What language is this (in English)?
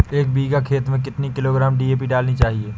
Hindi